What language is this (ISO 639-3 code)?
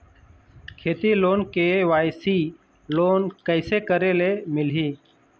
hne